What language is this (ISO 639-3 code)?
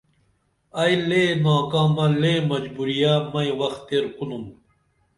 dml